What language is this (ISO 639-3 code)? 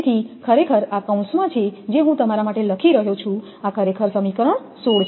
guj